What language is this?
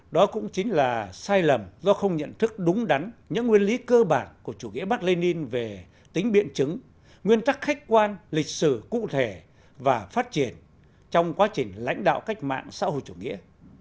Vietnamese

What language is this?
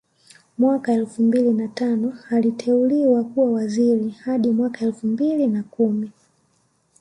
Swahili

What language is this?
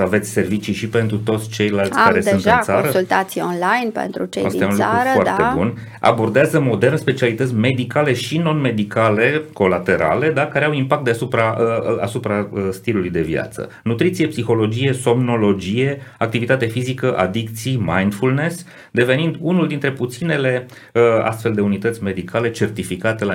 Romanian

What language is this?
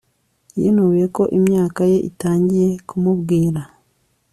Kinyarwanda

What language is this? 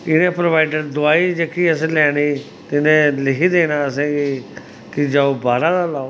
Dogri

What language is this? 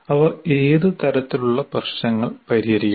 Malayalam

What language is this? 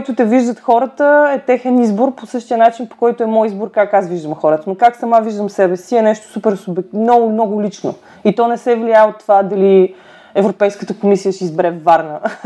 Bulgarian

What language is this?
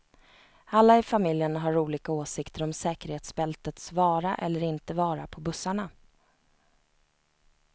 Swedish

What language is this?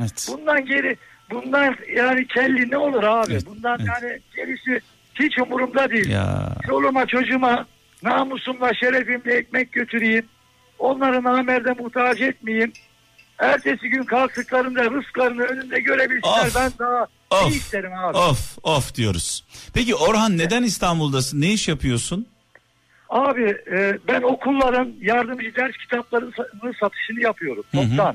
Turkish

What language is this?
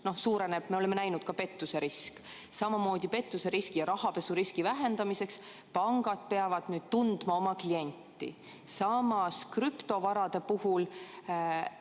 Estonian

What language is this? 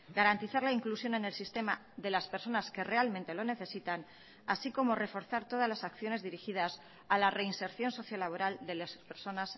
Spanish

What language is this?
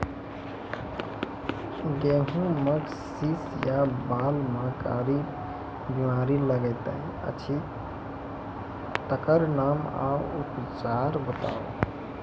Maithili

